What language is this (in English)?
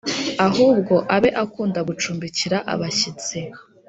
Kinyarwanda